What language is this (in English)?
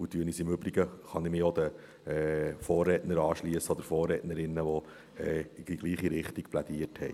Swiss German